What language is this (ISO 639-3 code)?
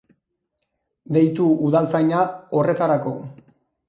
eus